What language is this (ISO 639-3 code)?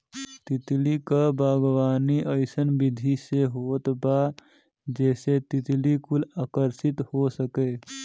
bho